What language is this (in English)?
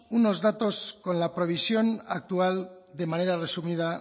Spanish